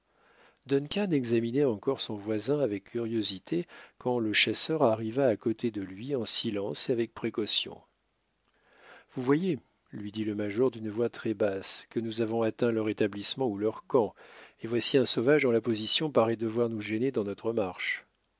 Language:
French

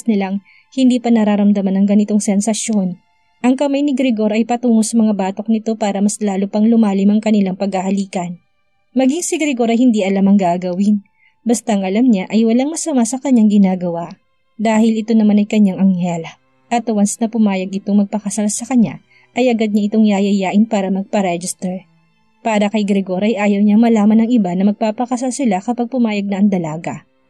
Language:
Filipino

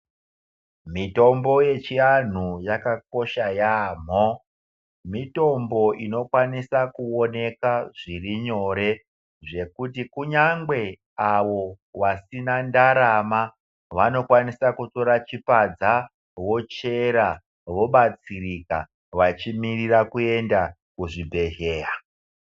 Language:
Ndau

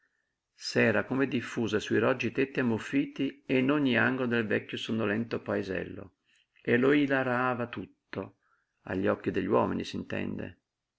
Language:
Italian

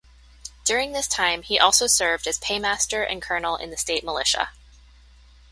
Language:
English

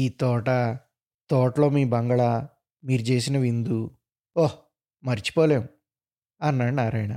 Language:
Telugu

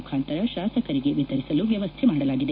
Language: Kannada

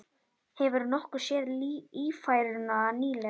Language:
Icelandic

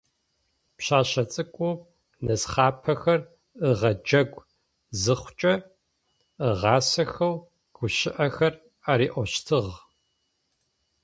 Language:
Adyghe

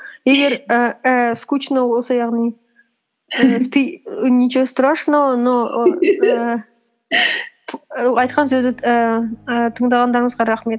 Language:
Kazakh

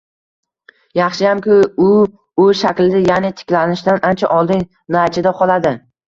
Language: Uzbek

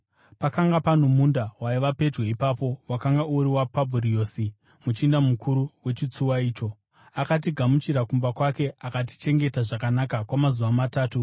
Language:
Shona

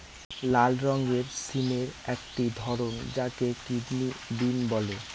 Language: Bangla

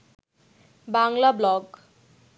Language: Bangla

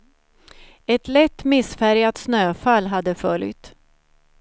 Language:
Swedish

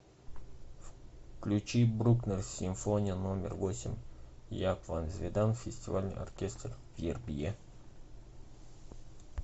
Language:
Russian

